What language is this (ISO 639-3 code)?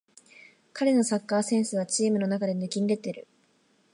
jpn